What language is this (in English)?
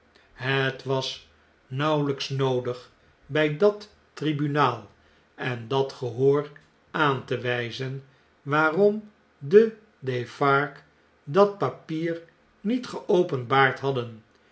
Dutch